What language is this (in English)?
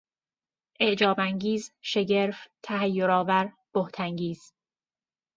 Persian